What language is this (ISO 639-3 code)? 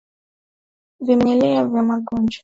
swa